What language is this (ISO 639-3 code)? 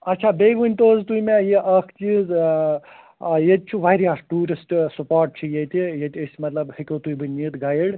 kas